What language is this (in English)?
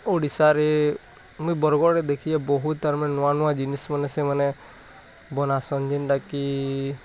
Odia